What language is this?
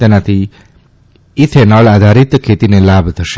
Gujarati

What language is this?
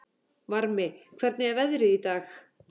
Icelandic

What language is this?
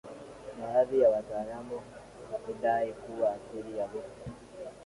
Swahili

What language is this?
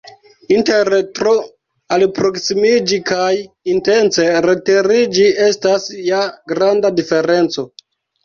Esperanto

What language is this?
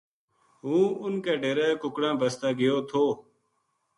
Gujari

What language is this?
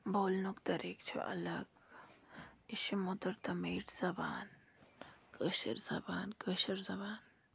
Kashmiri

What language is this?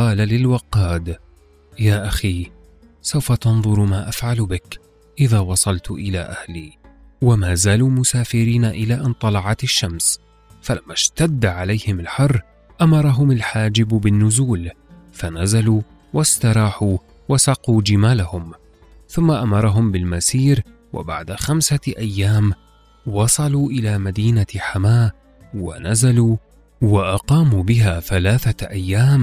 Arabic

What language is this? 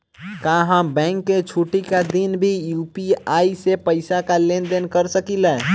Bhojpuri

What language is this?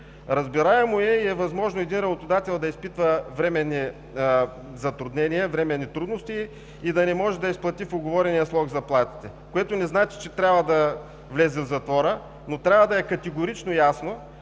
Bulgarian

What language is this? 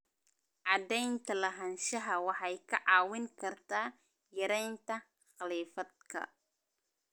Somali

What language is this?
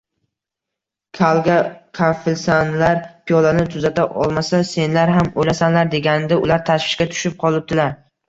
Uzbek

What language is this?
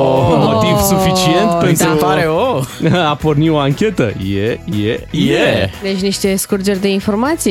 Romanian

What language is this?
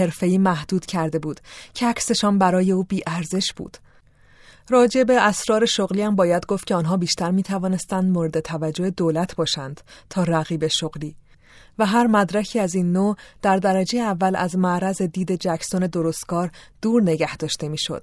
Persian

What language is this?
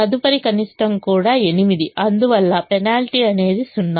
Telugu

